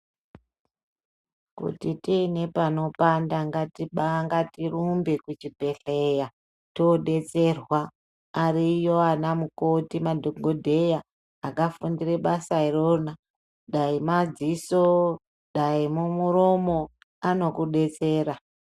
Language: Ndau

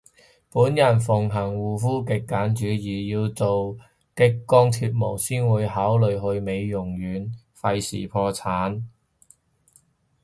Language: Cantonese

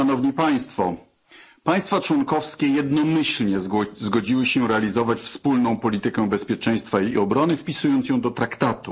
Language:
Polish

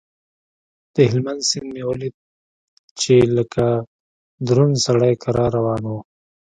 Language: Pashto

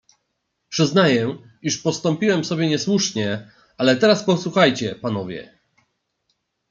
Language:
Polish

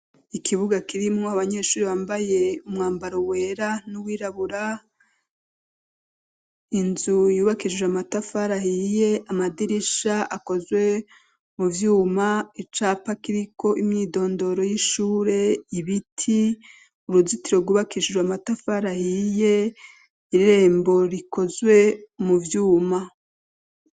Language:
Rundi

